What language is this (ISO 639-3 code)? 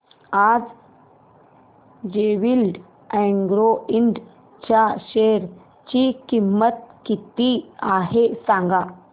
mar